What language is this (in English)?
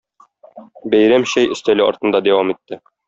Tatar